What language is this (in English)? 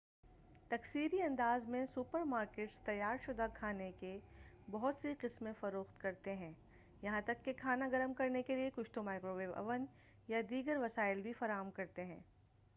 Urdu